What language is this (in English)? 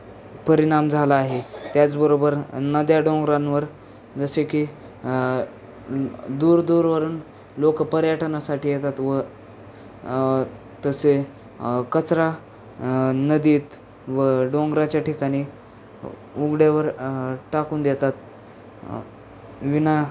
Marathi